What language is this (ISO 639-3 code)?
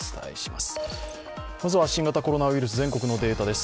jpn